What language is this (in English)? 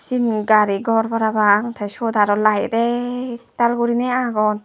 Chakma